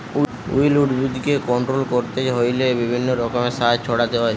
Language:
Bangla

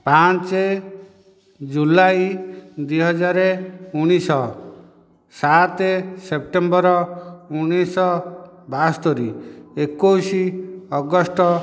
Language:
Odia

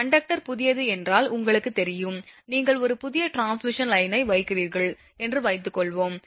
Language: Tamil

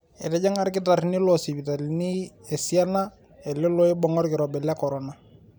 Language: Masai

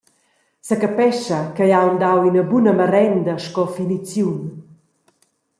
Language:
Romansh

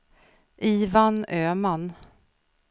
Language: Swedish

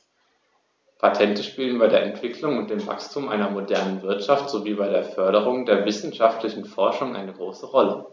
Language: German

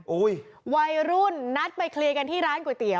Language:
Thai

